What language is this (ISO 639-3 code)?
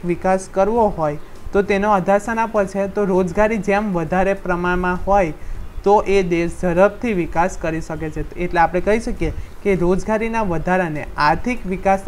hin